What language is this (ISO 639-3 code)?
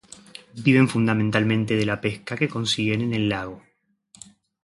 spa